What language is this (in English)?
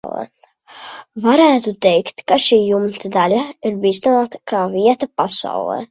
Latvian